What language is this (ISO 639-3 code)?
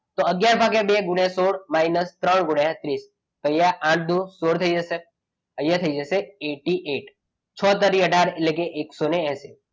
guj